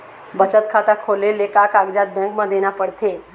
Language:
Chhattisgarhi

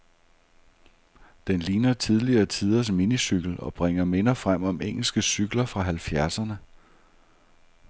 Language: Danish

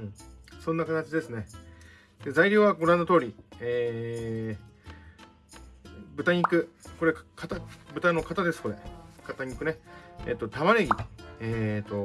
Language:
Japanese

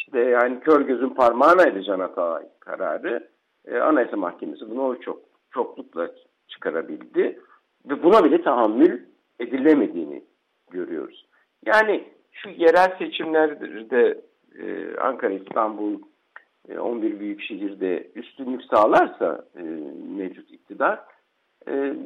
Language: Turkish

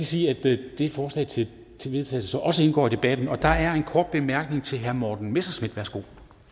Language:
Danish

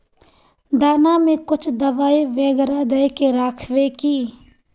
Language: Magahi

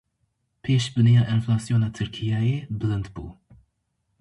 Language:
Kurdish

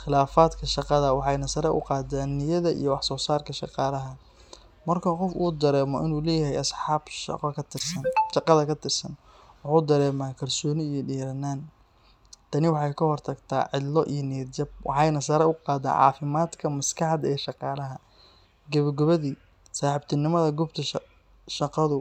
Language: Somali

